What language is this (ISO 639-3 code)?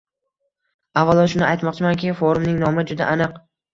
uzb